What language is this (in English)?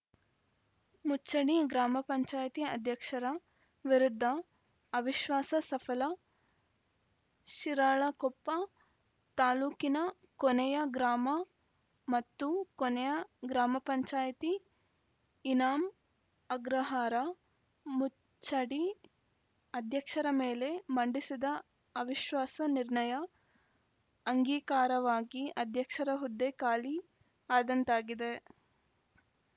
Kannada